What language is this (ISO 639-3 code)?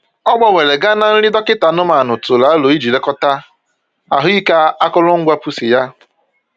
ibo